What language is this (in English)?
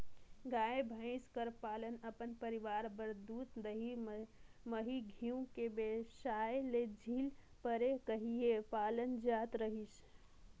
Chhattisgarhi